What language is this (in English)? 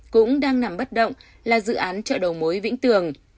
Vietnamese